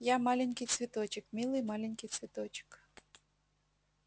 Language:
Russian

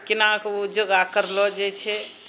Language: Maithili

